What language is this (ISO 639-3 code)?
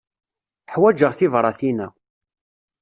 kab